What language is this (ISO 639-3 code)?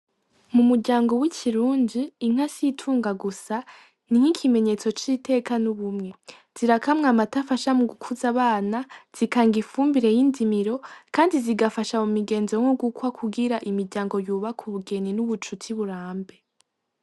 run